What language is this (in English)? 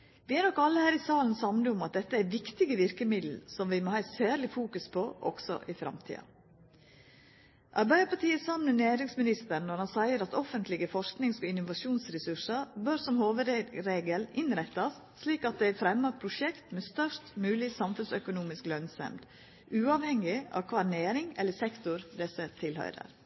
Norwegian Nynorsk